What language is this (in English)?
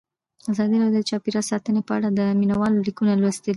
Pashto